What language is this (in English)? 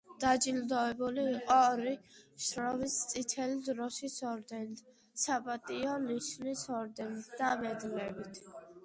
Georgian